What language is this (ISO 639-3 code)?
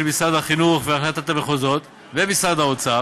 heb